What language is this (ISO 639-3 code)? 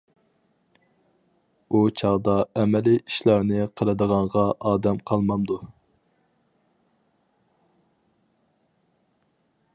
uig